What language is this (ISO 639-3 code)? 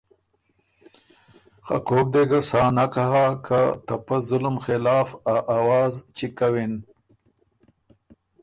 oru